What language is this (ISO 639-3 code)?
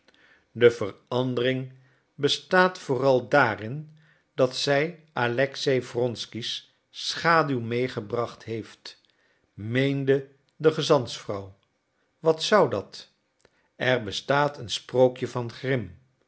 nld